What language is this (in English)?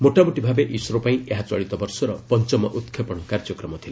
Odia